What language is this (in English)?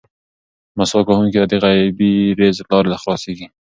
Pashto